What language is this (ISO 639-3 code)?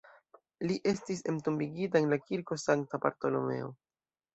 epo